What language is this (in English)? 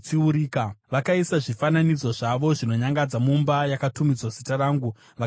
Shona